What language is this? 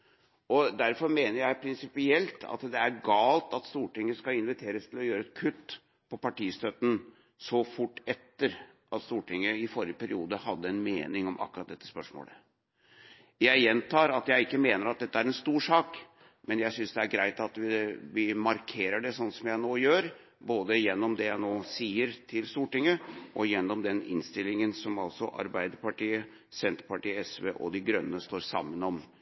Norwegian Bokmål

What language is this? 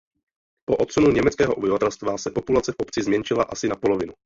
Czech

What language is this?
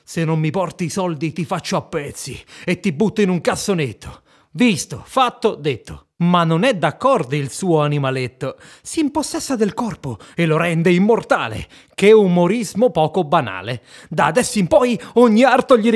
Italian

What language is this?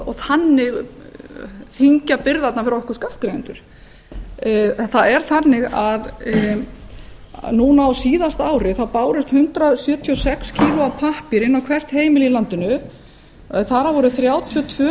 Icelandic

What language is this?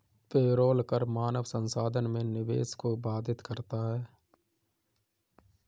Hindi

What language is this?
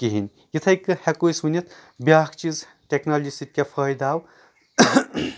Kashmiri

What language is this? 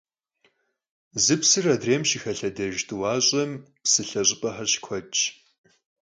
Kabardian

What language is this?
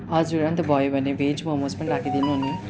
Nepali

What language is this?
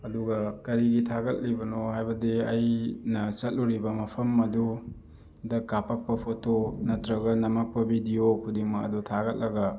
Manipuri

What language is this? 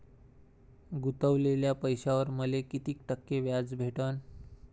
Marathi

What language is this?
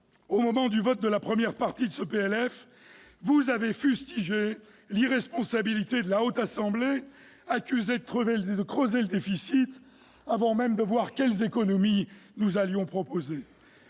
French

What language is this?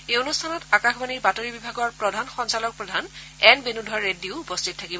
Assamese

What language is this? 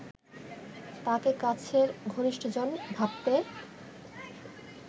Bangla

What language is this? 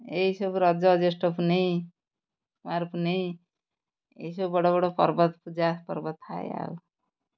Odia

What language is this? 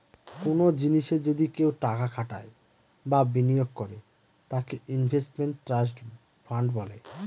Bangla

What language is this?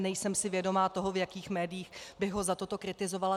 Czech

